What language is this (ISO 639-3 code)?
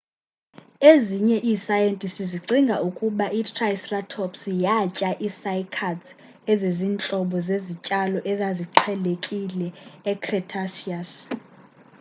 xho